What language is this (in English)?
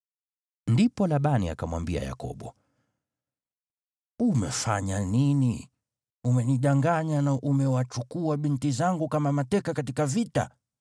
Swahili